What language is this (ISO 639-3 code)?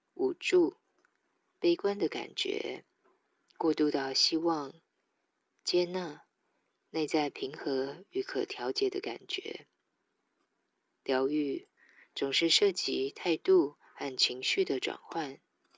zho